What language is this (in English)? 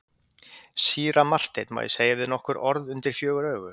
Icelandic